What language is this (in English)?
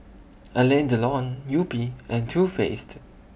English